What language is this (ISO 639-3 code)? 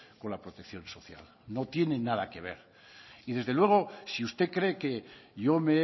spa